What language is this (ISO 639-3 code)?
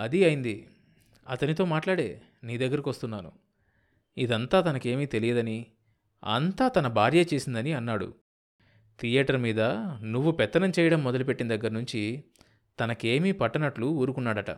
tel